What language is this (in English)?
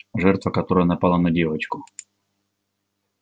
Russian